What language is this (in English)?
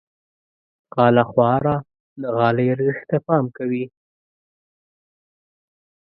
Pashto